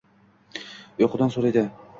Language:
Uzbek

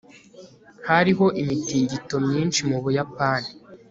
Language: Kinyarwanda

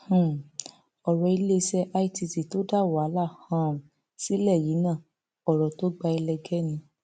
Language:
Yoruba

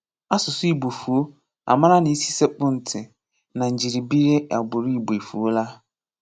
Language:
Igbo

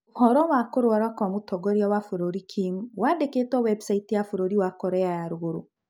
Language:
Kikuyu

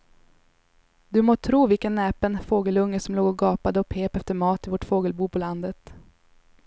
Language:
Swedish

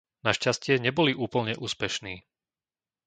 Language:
Slovak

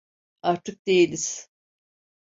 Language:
Turkish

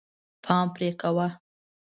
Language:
Pashto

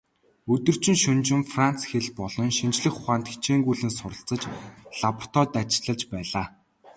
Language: Mongolian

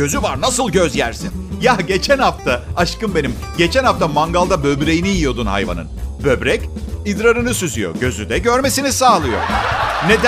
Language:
Turkish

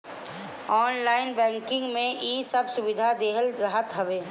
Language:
Bhojpuri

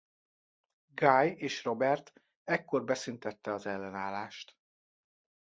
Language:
Hungarian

